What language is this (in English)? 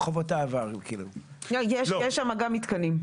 Hebrew